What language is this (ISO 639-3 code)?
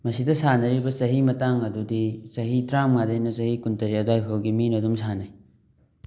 mni